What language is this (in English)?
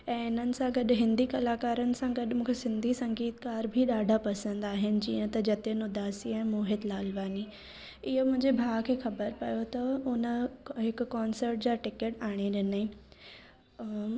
Sindhi